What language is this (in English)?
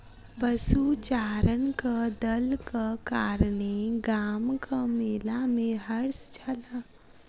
Maithili